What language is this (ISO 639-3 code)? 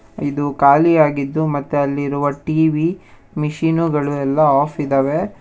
kan